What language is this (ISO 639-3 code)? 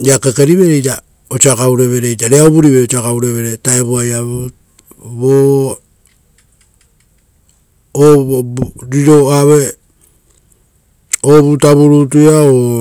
roo